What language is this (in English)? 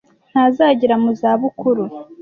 Kinyarwanda